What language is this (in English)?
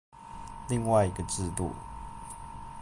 Chinese